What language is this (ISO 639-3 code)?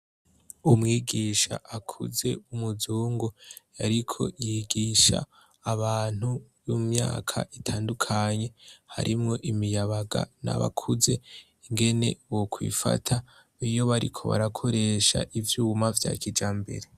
run